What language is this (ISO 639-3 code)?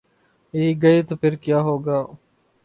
urd